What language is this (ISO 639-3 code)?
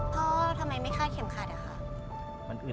tha